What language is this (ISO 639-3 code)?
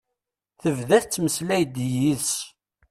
kab